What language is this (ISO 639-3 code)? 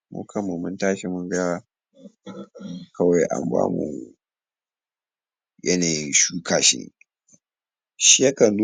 hau